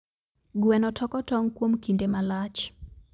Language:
Luo (Kenya and Tanzania)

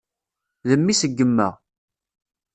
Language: Kabyle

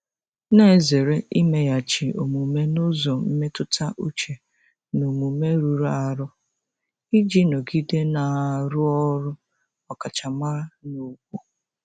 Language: Igbo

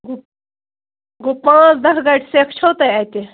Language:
Kashmiri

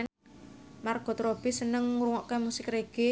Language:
Javanese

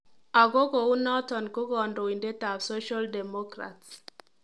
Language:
Kalenjin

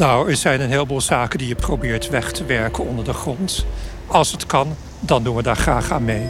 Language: Dutch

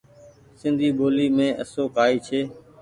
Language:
Goaria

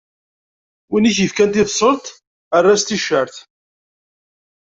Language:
Kabyle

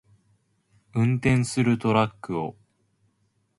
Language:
Japanese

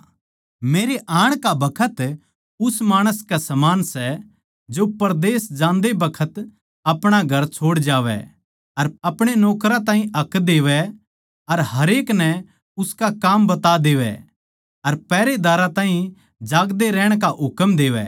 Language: Haryanvi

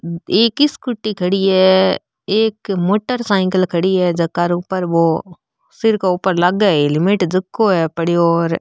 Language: Marwari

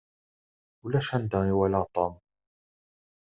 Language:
Kabyle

